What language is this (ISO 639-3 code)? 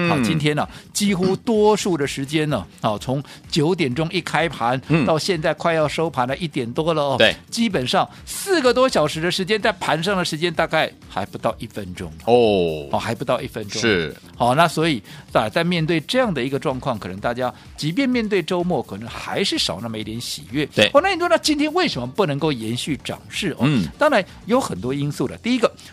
zho